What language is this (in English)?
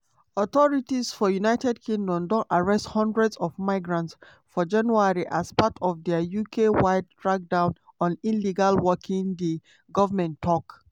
Nigerian Pidgin